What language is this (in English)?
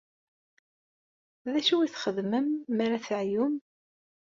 Kabyle